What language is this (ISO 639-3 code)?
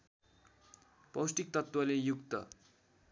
nep